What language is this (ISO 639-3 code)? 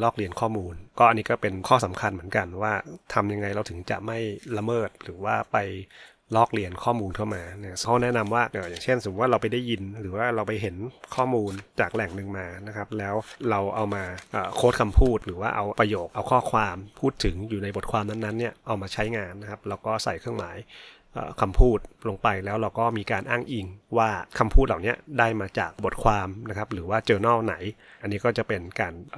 tha